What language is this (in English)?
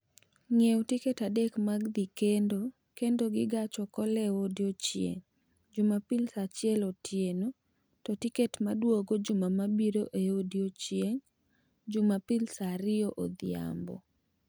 Luo (Kenya and Tanzania)